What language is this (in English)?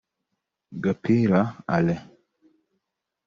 Kinyarwanda